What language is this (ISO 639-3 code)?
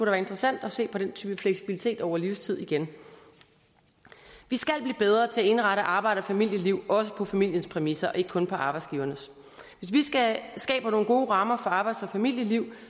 dan